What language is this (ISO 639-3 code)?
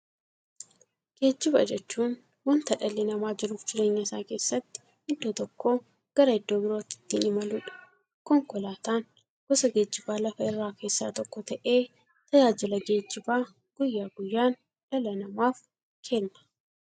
orm